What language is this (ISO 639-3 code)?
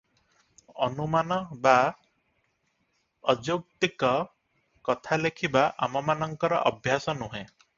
ori